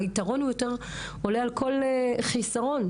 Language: Hebrew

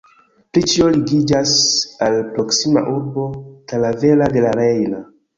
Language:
Esperanto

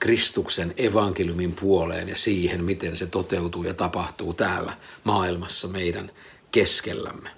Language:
Finnish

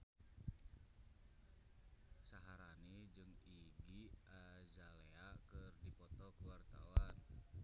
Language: Sundanese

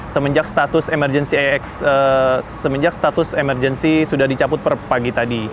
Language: Indonesian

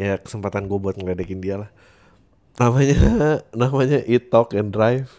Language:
Indonesian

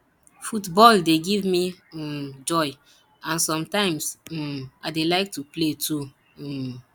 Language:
Nigerian Pidgin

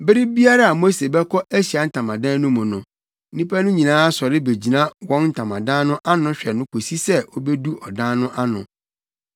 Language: Akan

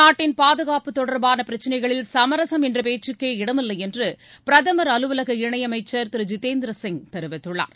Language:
Tamil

